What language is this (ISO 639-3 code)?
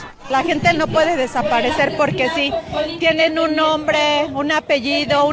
spa